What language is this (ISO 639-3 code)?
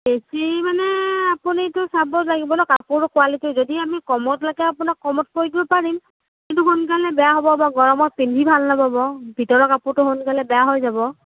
asm